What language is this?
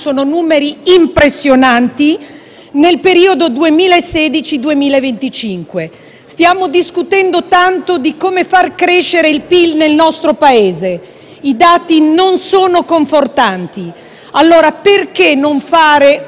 Italian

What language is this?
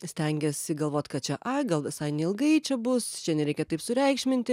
Lithuanian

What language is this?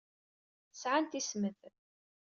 Kabyle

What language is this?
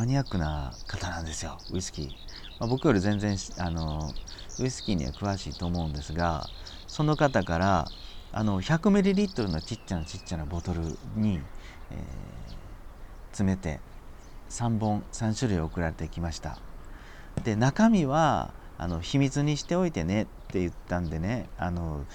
Japanese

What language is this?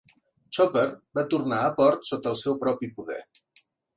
Catalan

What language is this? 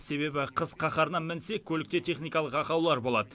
Kazakh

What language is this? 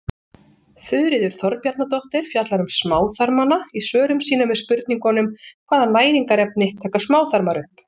Icelandic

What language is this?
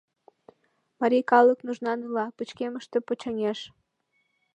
Mari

